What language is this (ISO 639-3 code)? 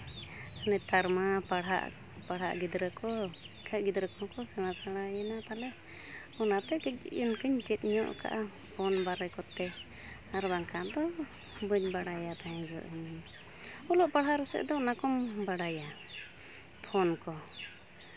sat